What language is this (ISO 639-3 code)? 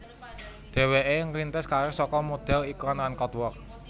jav